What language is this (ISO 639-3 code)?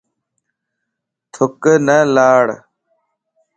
lss